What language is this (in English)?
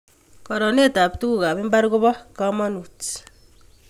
Kalenjin